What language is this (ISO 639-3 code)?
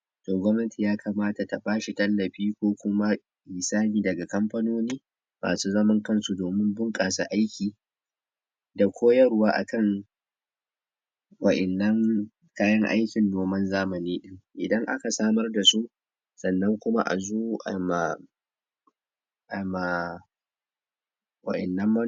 hau